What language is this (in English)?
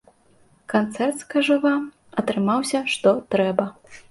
Belarusian